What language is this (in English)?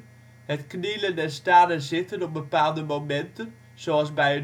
Dutch